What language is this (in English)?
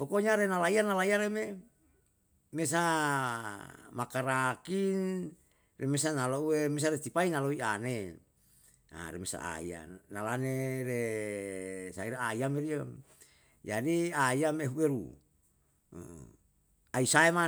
Yalahatan